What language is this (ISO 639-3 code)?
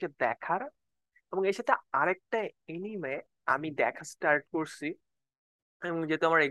ben